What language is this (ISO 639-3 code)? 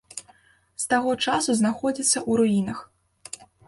bel